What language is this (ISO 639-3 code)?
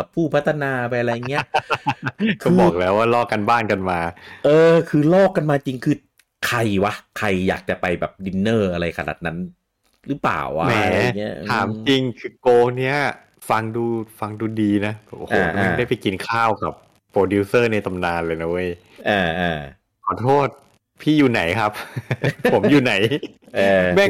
tha